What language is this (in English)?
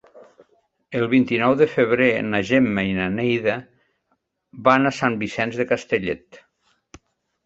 Catalan